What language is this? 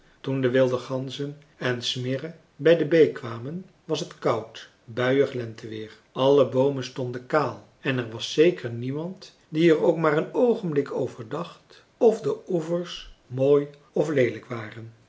Dutch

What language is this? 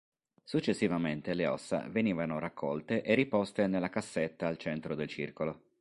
Italian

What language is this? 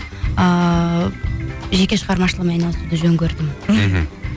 Kazakh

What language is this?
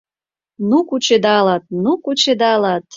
Mari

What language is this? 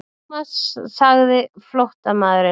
Icelandic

